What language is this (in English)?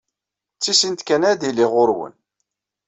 Kabyle